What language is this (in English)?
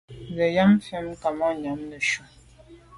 Medumba